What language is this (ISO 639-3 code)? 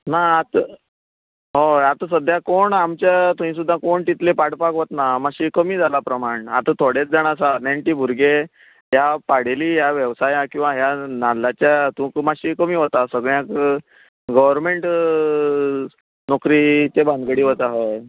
kok